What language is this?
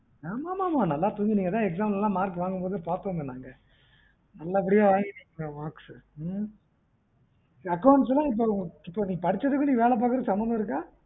Tamil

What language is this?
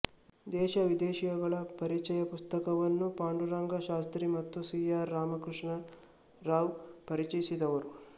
Kannada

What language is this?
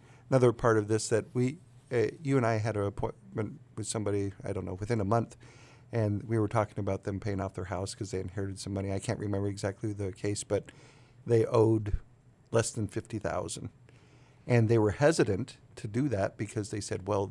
English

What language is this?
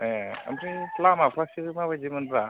Bodo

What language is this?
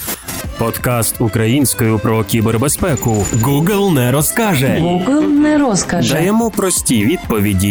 Ukrainian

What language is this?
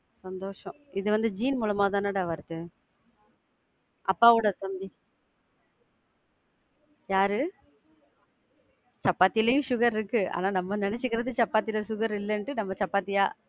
Tamil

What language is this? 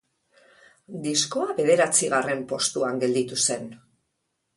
Basque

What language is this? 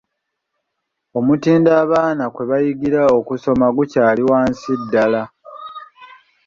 Ganda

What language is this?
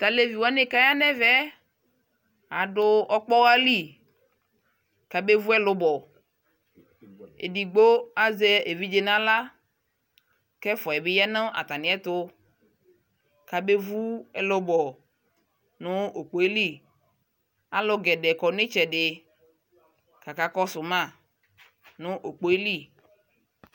Ikposo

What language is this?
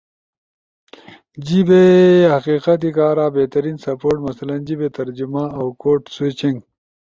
Ushojo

